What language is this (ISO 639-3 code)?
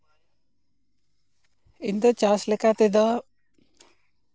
sat